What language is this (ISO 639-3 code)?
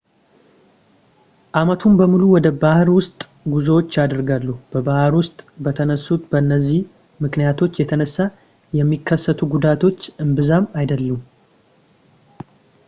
amh